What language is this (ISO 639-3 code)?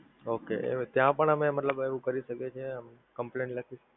guj